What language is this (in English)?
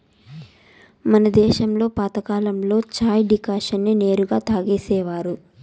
Telugu